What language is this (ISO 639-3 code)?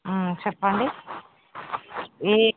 tel